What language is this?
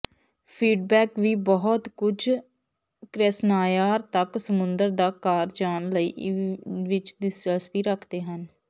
Punjabi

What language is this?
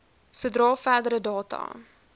Afrikaans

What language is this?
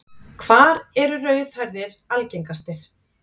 Icelandic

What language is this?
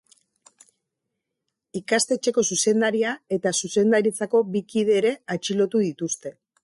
Basque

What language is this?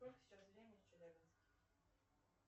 Russian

